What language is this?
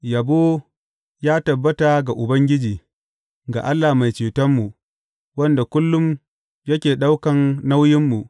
Hausa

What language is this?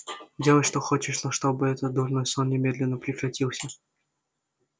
Russian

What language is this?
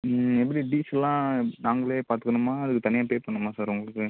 Tamil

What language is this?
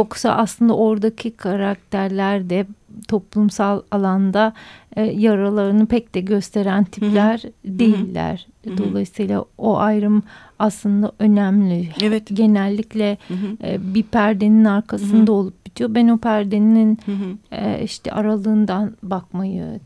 Turkish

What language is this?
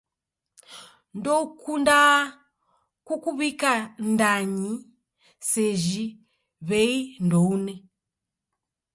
Taita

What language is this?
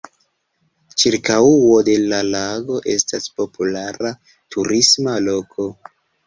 Esperanto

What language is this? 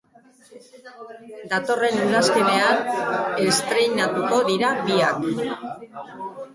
Basque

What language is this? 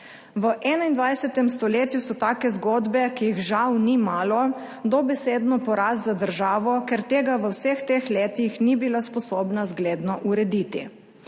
Slovenian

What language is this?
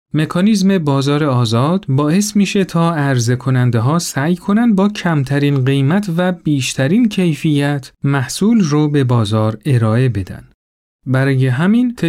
Persian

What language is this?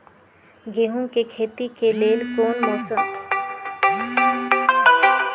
Magahi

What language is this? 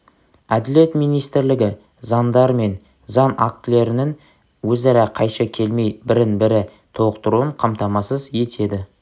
Kazakh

